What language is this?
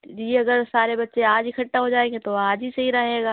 Urdu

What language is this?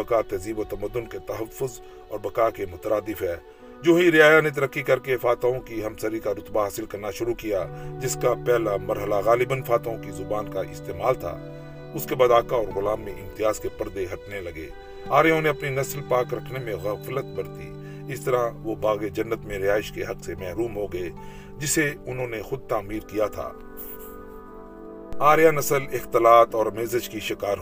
Urdu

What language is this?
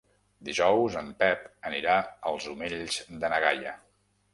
Catalan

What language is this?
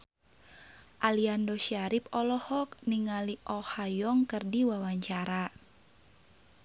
Sundanese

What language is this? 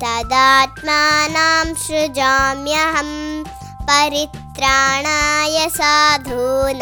Kannada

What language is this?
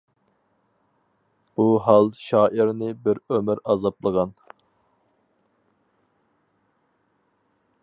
Uyghur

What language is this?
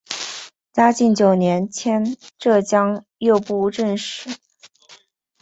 Chinese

